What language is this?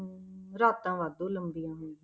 Punjabi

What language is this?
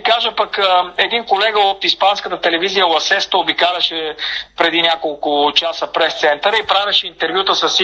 Bulgarian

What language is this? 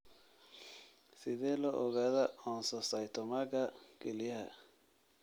Somali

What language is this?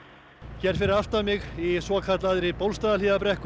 Icelandic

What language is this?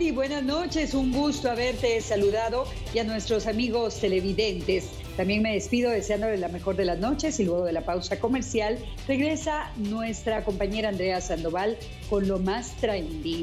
Spanish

